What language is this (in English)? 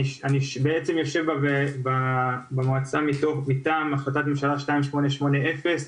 Hebrew